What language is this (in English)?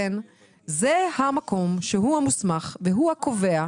Hebrew